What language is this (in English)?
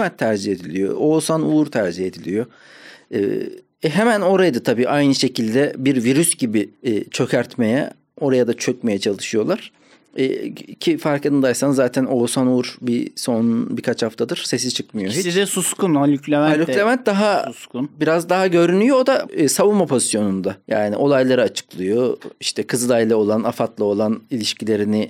Turkish